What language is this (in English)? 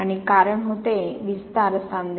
Marathi